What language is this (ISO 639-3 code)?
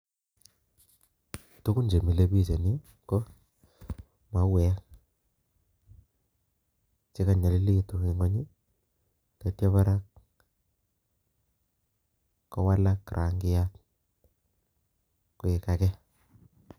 kln